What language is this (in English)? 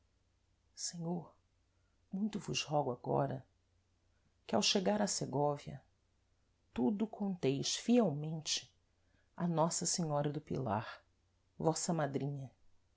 Portuguese